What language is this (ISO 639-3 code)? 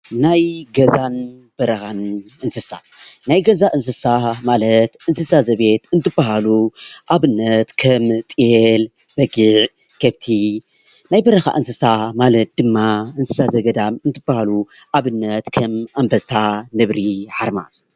tir